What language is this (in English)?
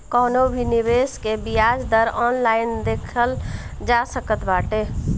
Bhojpuri